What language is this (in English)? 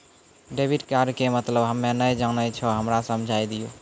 Maithili